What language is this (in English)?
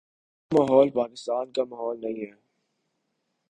Urdu